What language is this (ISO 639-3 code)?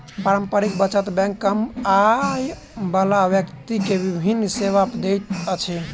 mai